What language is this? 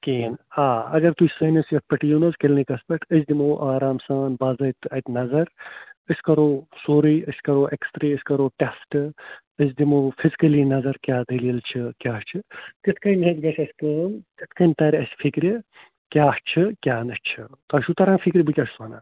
Kashmiri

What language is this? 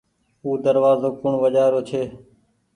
Goaria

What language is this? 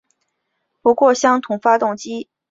Chinese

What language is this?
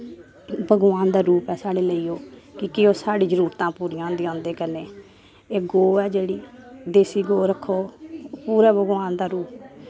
Dogri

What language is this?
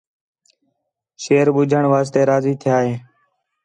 Khetrani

